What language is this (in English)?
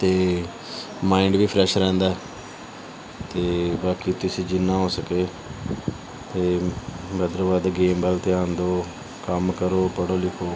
Punjabi